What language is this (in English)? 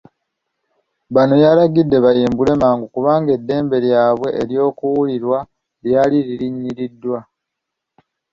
Ganda